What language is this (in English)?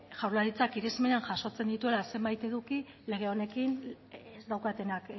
Basque